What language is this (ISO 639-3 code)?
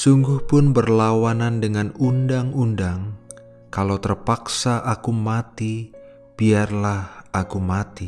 ind